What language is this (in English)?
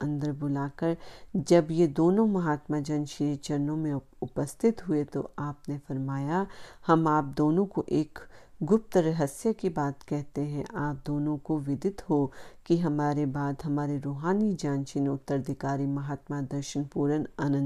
Hindi